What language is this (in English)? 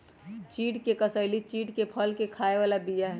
Magahi